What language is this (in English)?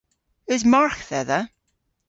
Cornish